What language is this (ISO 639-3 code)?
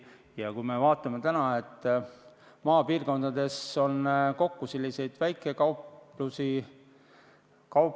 est